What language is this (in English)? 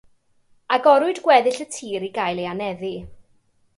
Welsh